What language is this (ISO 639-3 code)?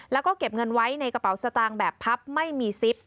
tha